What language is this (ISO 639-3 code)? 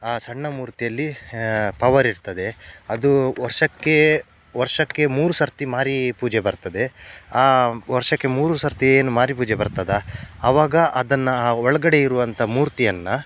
kan